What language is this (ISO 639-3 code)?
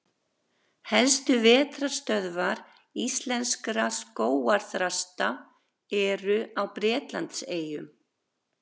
isl